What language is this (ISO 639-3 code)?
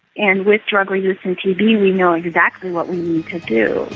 eng